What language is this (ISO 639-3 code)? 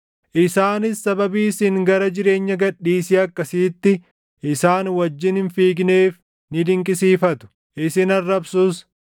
orm